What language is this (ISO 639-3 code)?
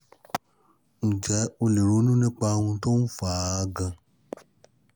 yor